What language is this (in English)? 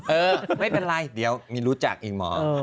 Thai